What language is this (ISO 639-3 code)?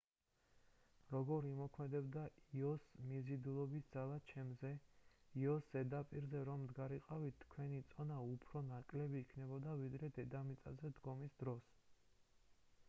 kat